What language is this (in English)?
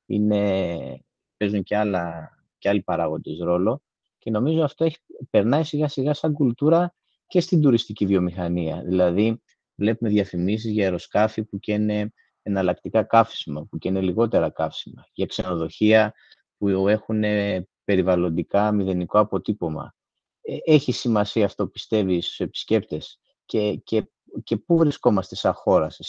Greek